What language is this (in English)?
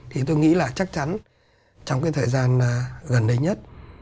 Vietnamese